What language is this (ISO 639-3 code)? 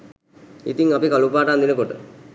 sin